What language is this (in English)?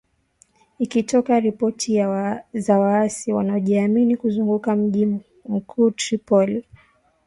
Swahili